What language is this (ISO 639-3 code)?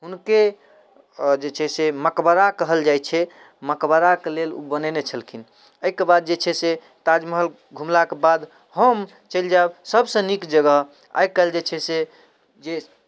mai